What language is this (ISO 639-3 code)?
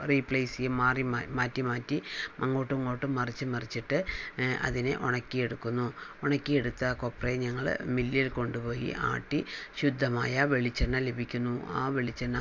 mal